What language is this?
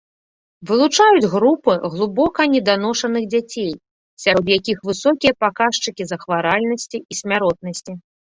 Belarusian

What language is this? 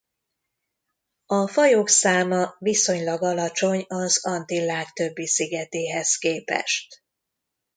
Hungarian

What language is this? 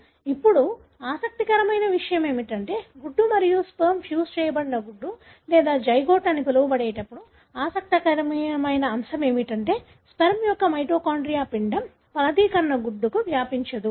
Telugu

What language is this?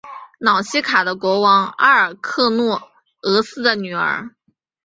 Chinese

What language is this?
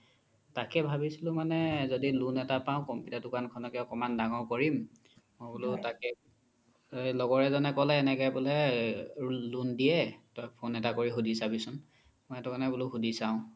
Assamese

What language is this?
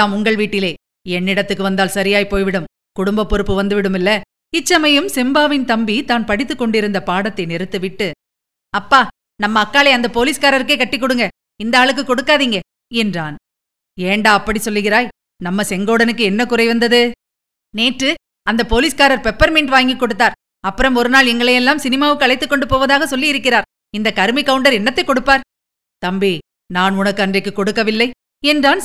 Tamil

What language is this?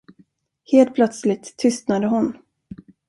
Swedish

